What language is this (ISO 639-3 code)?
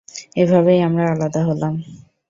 ben